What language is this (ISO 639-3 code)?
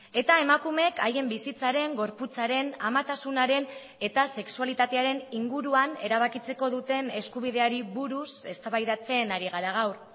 eus